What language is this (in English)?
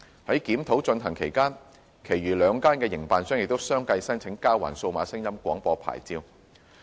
Cantonese